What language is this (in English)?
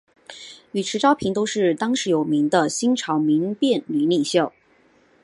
Chinese